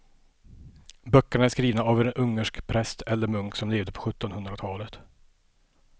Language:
Swedish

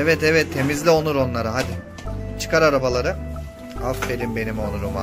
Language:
Turkish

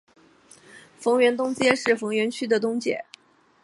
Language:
Chinese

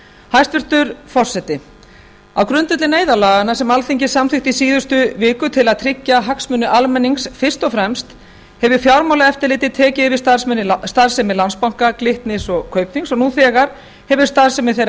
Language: Icelandic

